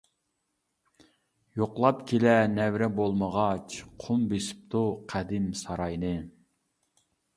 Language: Uyghur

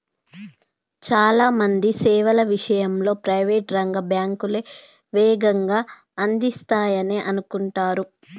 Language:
Telugu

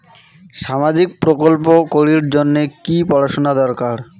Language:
Bangla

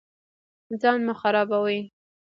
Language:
Pashto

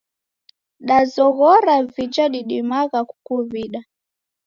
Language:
Taita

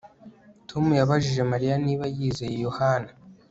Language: Kinyarwanda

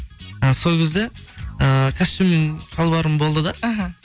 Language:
Kazakh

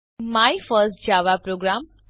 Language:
Gujarati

